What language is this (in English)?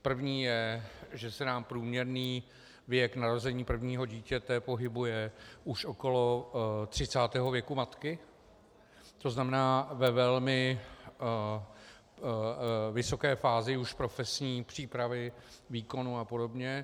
Czech